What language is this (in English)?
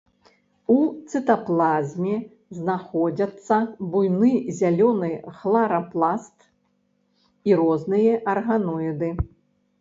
Belarusian